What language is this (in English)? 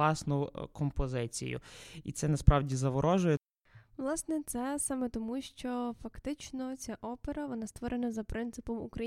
Ukrainian